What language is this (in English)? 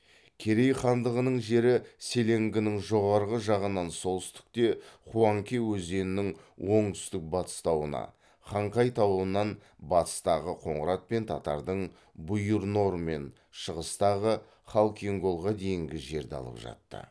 Kazakh